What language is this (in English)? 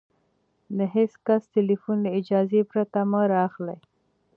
Pashto